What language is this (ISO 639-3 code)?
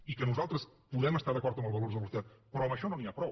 cat